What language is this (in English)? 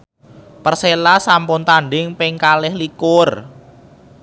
Javanese